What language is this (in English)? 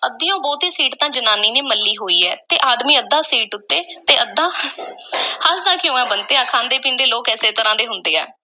Punjabi